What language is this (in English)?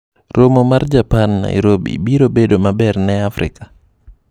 Luo (Kenya and Tanzania)